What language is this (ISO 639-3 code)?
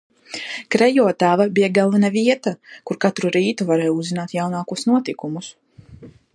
lav